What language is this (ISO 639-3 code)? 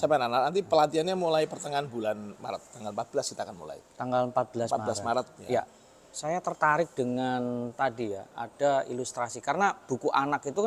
ind